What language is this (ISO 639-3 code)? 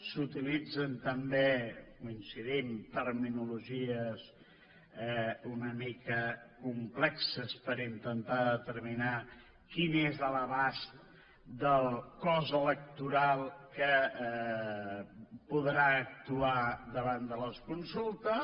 cat